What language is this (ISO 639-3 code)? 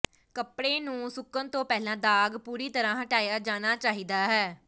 pan